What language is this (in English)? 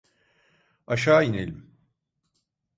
Turkish